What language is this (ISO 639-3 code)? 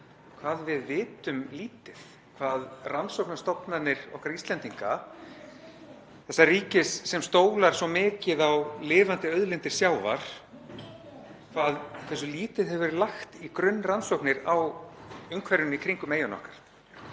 isl